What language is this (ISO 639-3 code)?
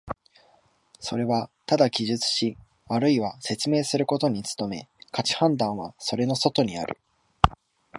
jpn